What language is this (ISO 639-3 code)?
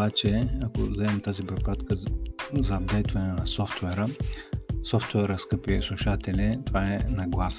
bul